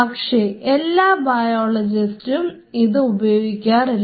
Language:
Malayalam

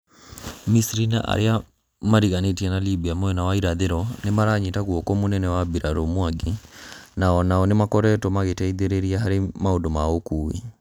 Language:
Kikuyu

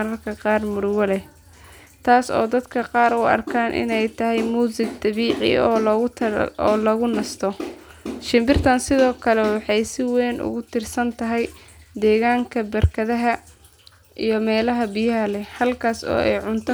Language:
Somali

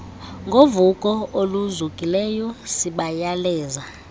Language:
Xhosa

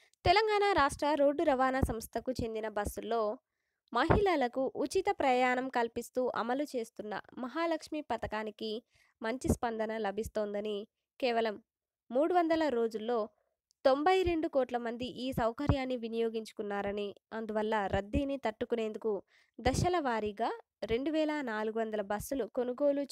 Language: Telugu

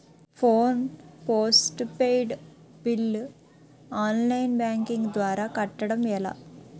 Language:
Telugu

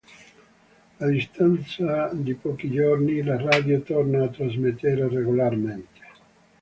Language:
Italian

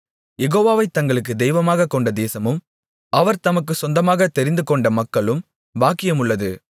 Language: Tamil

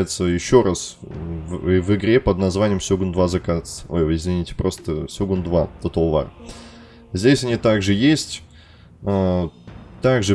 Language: Russian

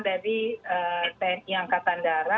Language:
Indonesian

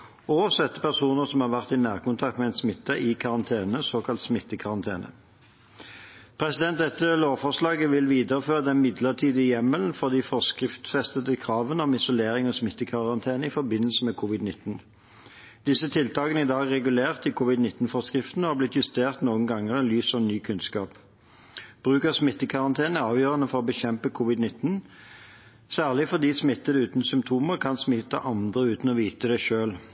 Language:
Norwegian Bokmål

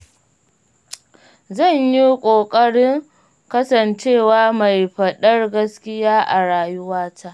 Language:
Hausa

